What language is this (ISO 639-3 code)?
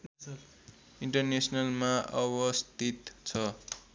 nep